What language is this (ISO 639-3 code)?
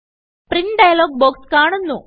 mal